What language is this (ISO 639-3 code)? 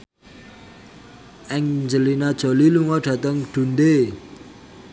jav